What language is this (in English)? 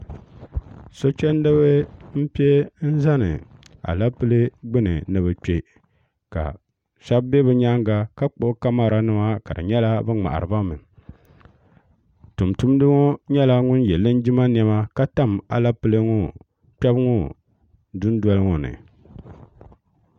Dagbani